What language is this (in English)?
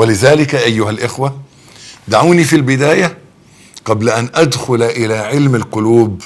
Arabic